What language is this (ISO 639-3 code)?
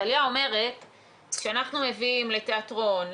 heb